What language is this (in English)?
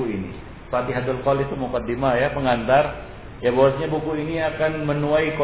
Malay